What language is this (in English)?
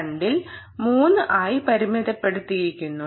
Malayalam